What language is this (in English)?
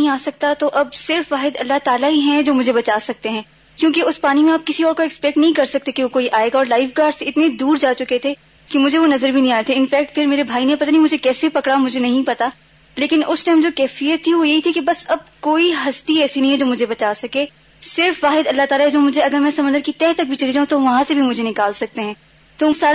Urdu